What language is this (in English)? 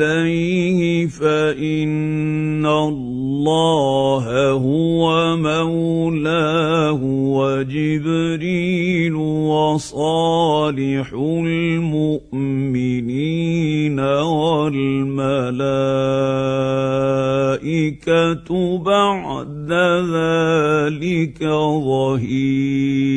Arabic